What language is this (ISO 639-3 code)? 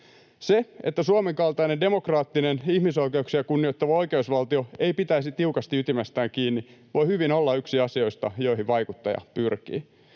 fin